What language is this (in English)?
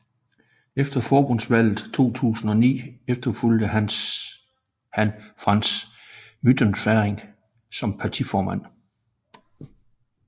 Danish